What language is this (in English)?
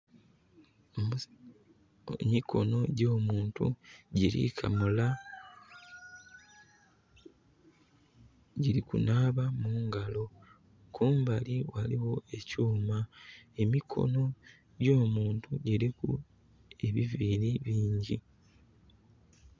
Soga